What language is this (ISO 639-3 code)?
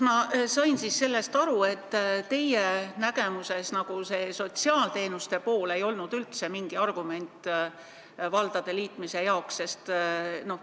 est